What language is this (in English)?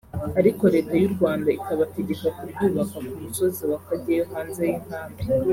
Kinyarwanda